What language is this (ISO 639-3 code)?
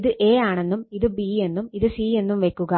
mal